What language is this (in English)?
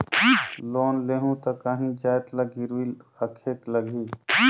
Chhattisgarhi